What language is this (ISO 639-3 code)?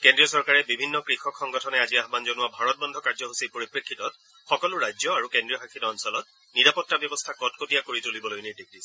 asm